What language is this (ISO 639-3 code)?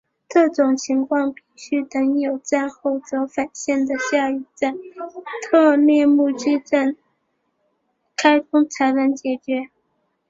zho